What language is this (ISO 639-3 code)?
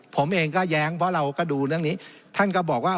tha